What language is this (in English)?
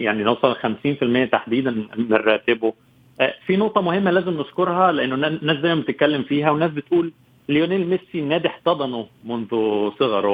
Arabic